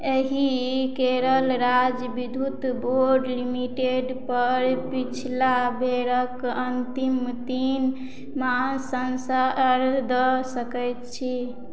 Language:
Maithili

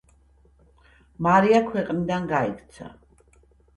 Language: Georgian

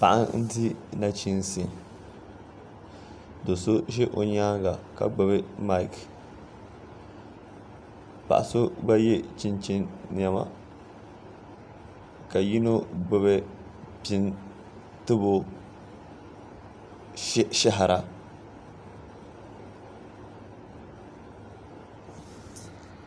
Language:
Dagbani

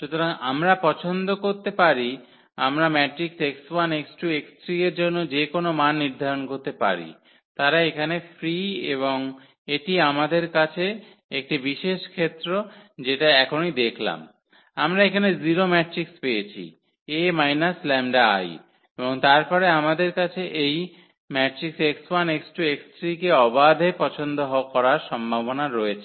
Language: Bangla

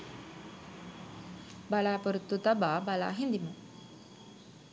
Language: Sinhala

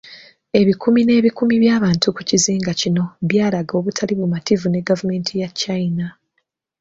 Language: Ganda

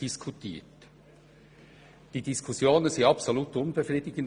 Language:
Swiss German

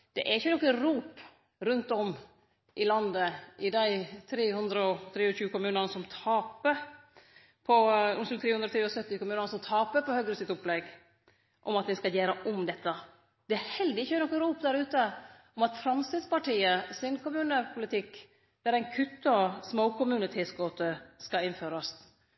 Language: Norwegian Nynorsk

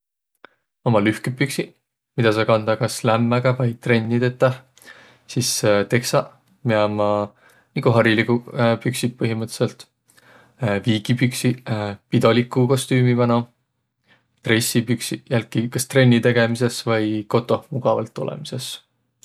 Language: Võro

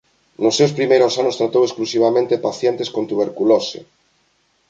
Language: Galician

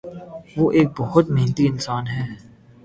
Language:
Urdu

